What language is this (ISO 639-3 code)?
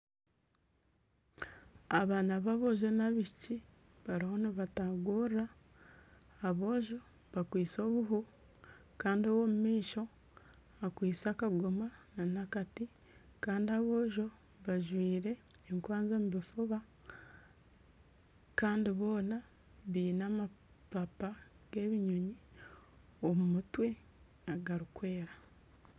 nyn